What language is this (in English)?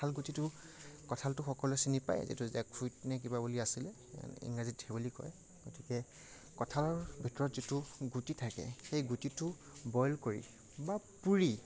Assamese